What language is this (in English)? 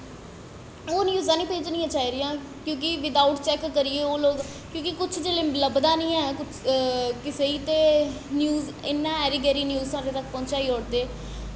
Dogri